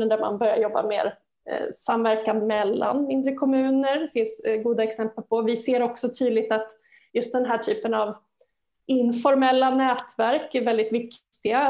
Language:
Swedish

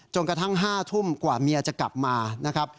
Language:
Thai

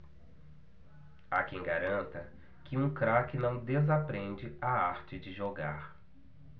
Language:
Portuguese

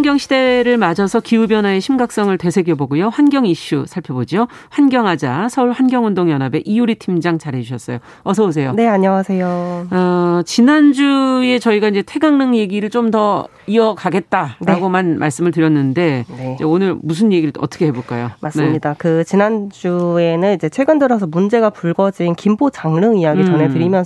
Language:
Korean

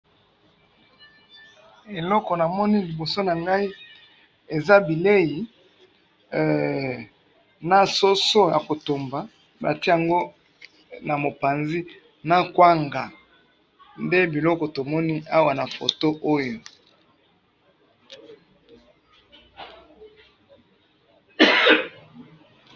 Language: Lingala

